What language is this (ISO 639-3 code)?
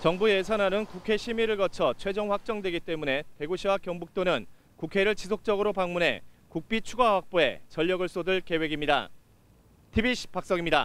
kor